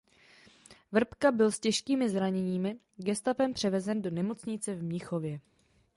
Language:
Czech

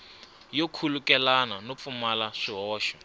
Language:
Tsonga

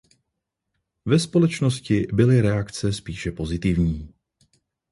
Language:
Czech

